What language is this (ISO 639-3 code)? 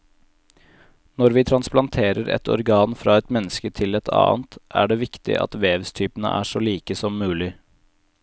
nor